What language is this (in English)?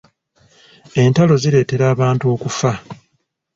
Ganda